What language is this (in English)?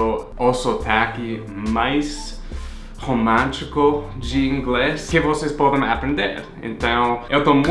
Portuguese